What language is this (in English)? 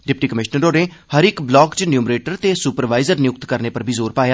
Dogri